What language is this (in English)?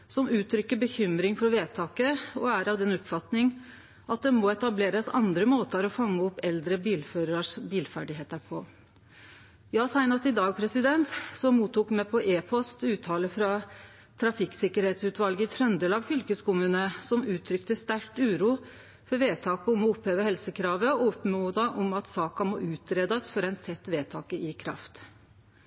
Norwegian Nynorsk